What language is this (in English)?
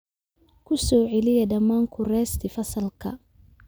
Somali